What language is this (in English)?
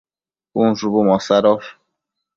Matsés